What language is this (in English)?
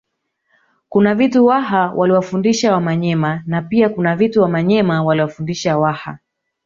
Swahili